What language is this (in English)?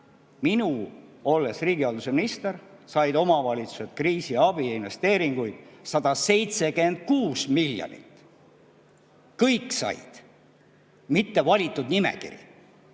Estonian